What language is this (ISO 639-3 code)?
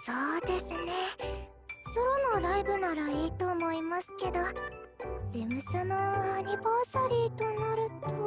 jpn